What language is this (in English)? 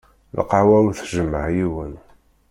Kabyle